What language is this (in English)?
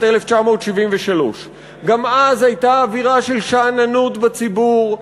Hebrew